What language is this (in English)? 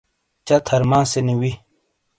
Shina